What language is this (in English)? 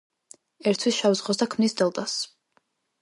Georgian